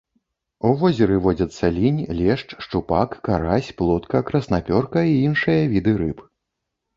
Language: Belarusian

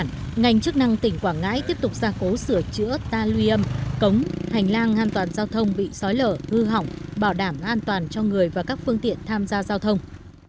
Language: Vietnamese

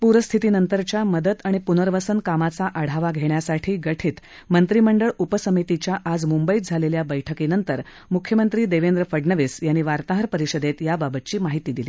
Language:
Marathi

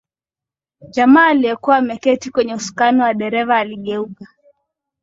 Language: Swahili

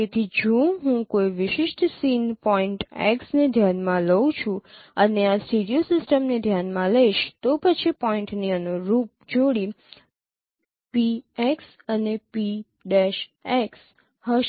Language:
Gujarati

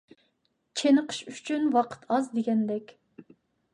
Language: Uyghur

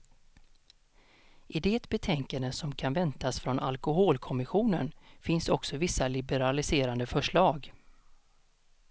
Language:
Swedish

